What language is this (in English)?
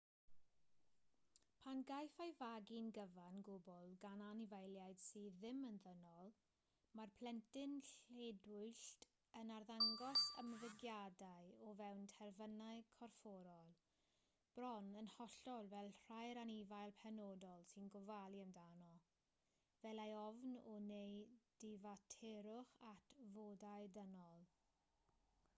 Welsh